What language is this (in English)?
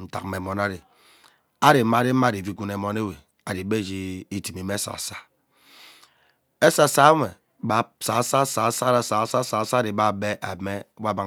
Ubaghara